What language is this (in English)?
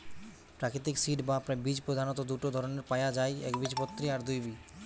Bangla